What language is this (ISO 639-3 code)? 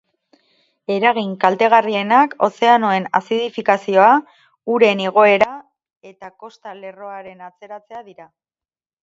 eus